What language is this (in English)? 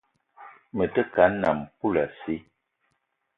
Eton (Cameroon)